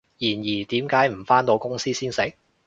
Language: Cantonese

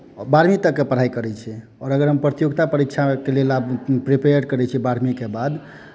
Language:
Maithili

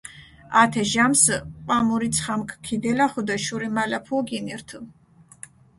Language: Mingrelian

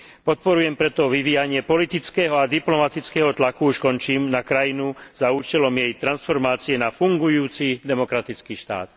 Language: Slovak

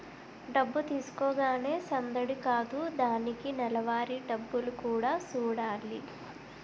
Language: Telugu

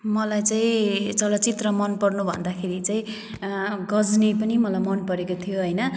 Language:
Nepali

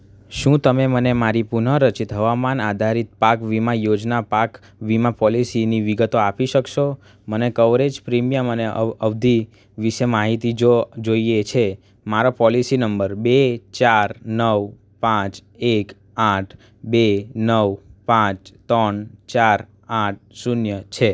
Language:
Gujarati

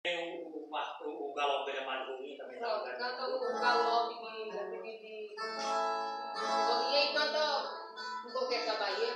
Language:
Portuguese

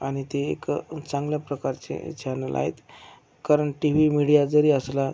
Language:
Marathi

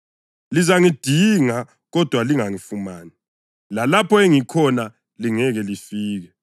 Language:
North Ndebele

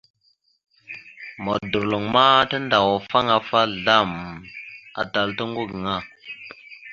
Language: Mada (Cameroon)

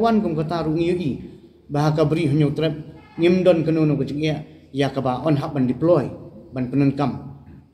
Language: Malay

